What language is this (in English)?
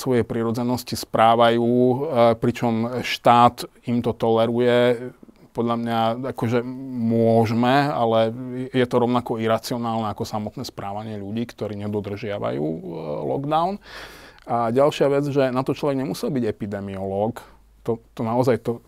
Slovak